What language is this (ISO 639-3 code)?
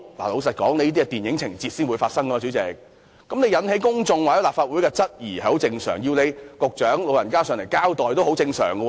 yue